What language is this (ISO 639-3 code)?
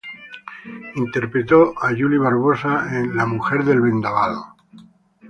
spa